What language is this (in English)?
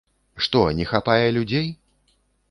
Belarusian